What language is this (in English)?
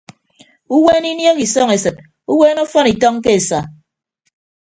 Ibibio